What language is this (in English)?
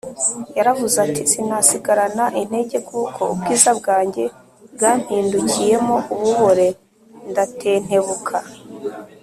Kinyarwanda